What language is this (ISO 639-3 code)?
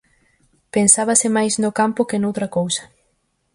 glg